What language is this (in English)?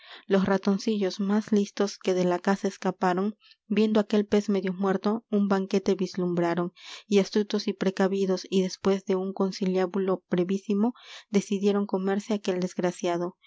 Spanish